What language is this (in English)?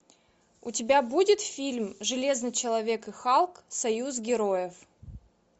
Russian